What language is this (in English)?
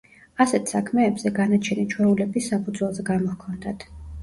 Georgian